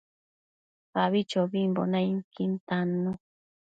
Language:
Matsés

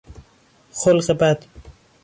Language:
Persian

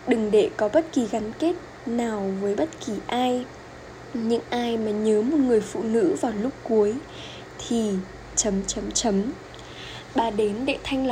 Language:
Vietnamese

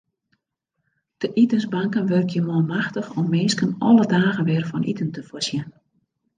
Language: Western Frisian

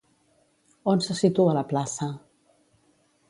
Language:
Catalan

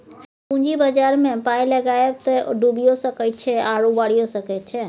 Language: Maithili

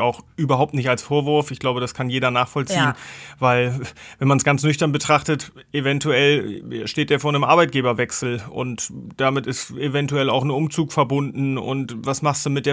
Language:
German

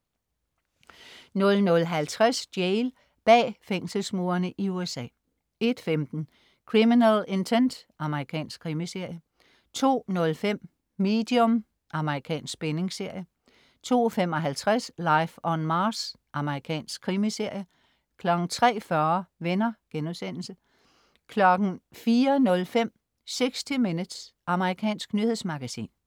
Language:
Danish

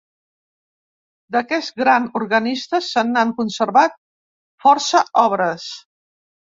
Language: Catalan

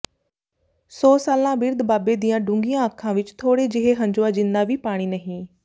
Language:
Punjabi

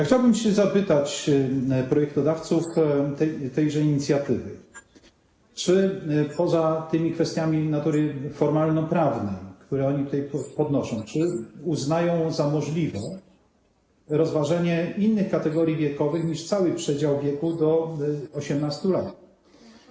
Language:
Polish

